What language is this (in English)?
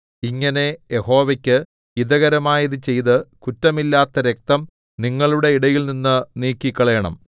Malayalam